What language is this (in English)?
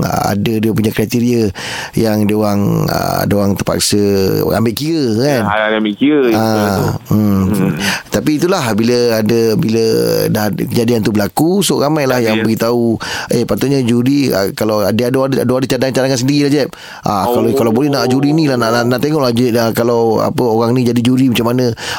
Malay